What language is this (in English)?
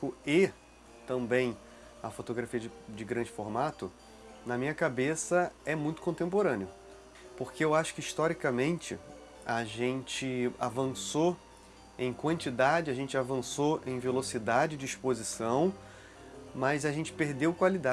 Portuguese